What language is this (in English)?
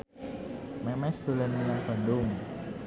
Javanese